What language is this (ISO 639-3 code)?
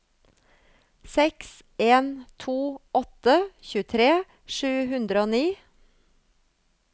nor